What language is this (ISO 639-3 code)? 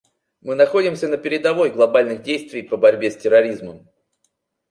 rus